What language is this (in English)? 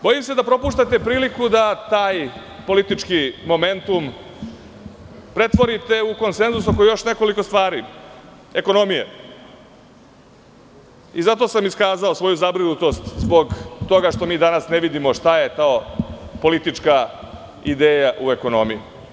Serbian